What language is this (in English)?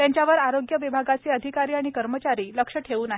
Marathi